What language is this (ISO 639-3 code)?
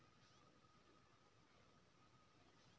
mai